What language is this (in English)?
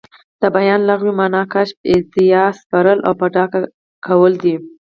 Pashto